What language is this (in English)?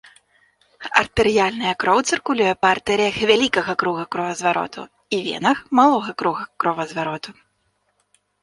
Belarusian